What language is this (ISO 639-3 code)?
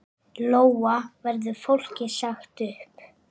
isl